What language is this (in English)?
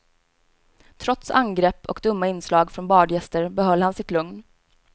Swedish